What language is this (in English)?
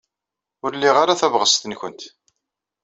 Kabyle